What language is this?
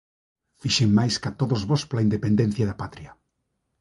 Galician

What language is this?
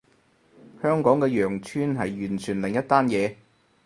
Cantonese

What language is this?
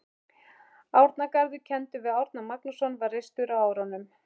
Icelandic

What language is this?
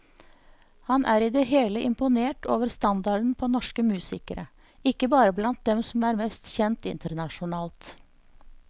Norwegian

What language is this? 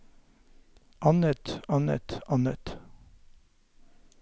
Norwegian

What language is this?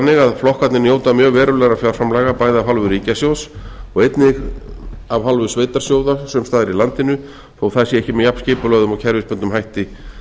Icelandic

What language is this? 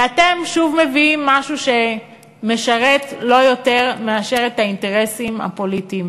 Hebrew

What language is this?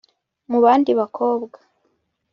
Kinyarwanda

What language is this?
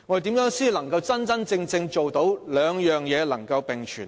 Cantonese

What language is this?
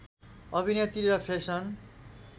Nepali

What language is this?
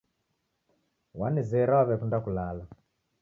Taita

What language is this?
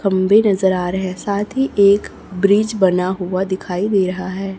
Hindi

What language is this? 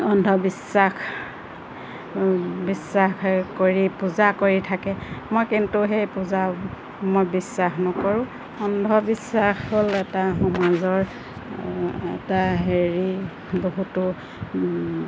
Assamese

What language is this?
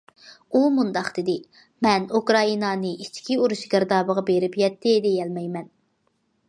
Uyghur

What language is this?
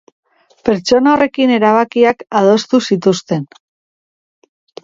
Basque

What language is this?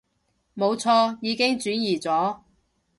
Cantonese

